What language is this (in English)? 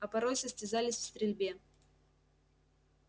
Russian